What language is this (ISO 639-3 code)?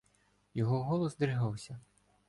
ukr